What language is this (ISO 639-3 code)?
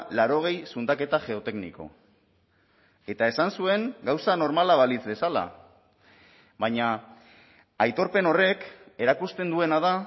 eus